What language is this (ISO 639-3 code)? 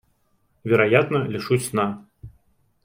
rus